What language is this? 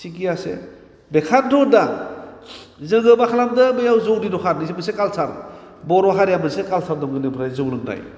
Bodo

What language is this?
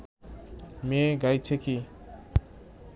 Bangla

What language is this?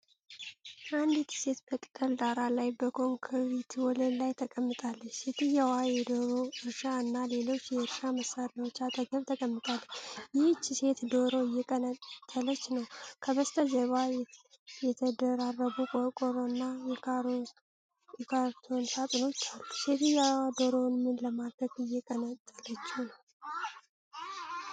Amharic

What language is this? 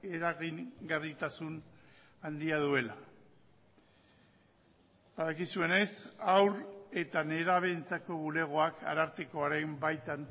Basque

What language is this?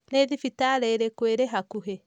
Kikuyu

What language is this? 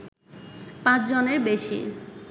Bangla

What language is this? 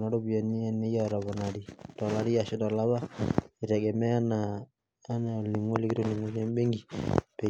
Masai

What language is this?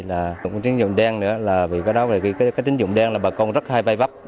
Vietnamese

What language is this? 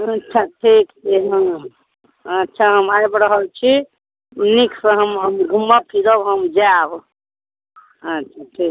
Maithili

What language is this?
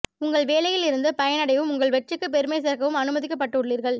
Tamil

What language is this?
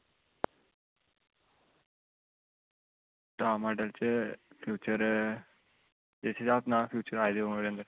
Dogri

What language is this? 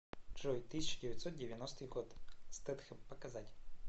Russian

